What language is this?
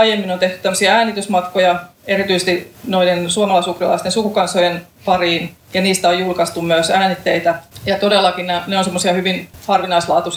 Finnish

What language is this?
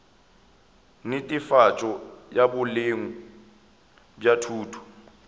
Northern Sotho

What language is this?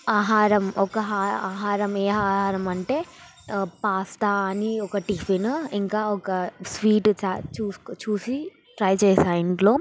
Telugu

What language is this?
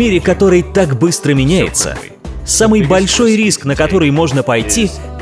Russian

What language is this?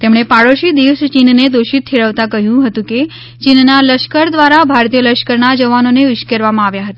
Gujarati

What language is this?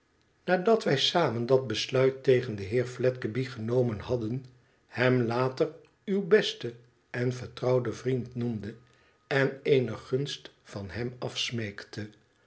Dutch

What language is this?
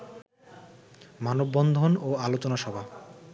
Bangla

